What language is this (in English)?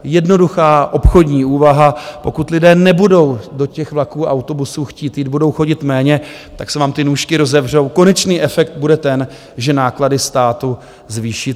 Czech